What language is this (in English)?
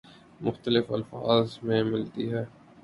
Urdu